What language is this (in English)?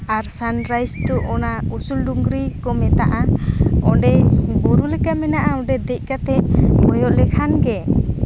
Santali